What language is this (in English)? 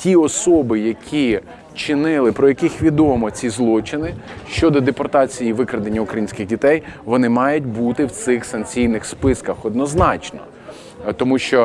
Ukrainian